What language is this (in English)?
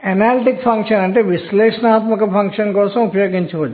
Telugu